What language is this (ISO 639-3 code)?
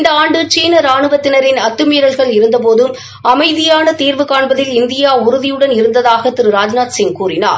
tam